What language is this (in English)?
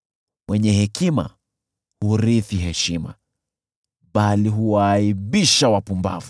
Swahili